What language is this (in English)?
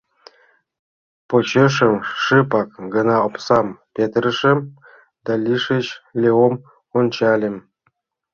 Mari